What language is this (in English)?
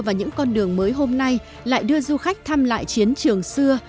Vietnamese